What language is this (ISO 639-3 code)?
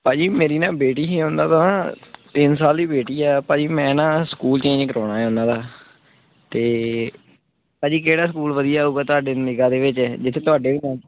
pan